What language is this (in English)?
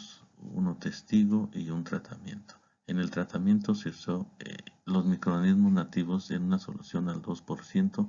Spanish